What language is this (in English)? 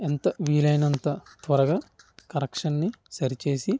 Telugu